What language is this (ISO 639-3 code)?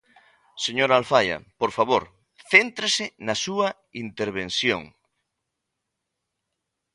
glg